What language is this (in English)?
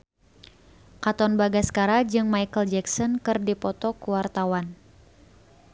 Sundanese